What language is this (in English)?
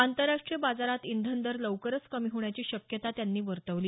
Marathi